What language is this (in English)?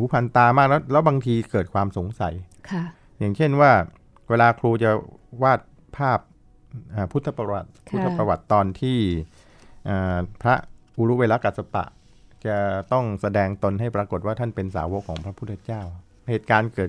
Thai